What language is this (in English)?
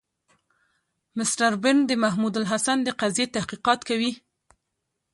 Pashto